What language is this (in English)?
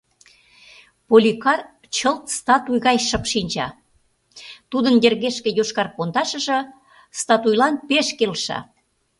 Mari